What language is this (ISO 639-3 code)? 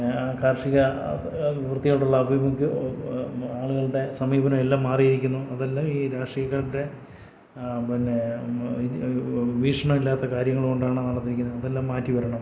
mal